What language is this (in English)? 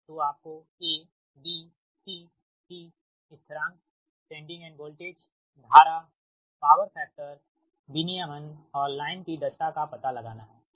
Hindi